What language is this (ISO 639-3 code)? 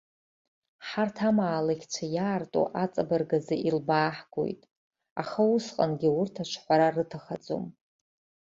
abk